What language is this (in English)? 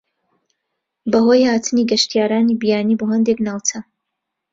Central Kurdish